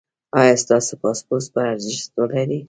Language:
Pashto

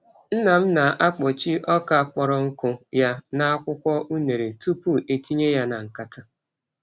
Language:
Igbo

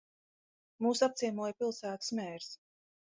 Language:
Latvian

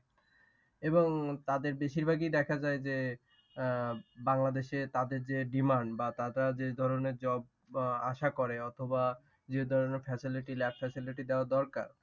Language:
Bangla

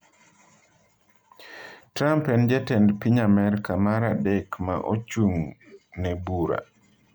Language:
Luo (Kenya and Tanzania)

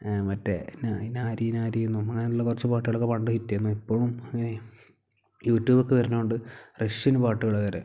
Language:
Malayalam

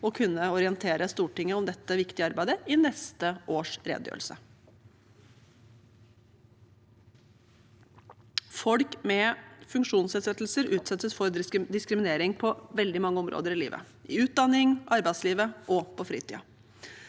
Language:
Norwegian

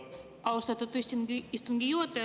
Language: Estonian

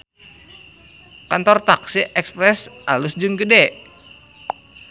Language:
Sundanese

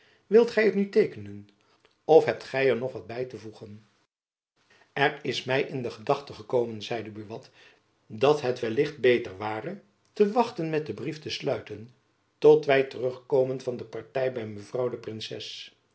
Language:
Dutch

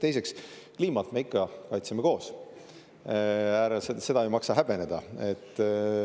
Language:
Estonian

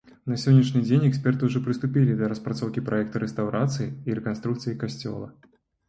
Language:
Belarusian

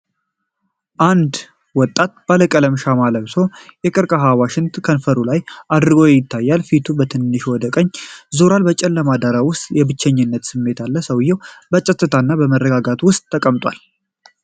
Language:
Amharic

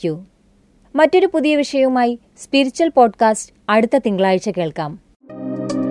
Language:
Malayalam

